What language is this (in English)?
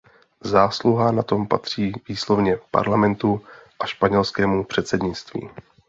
Czech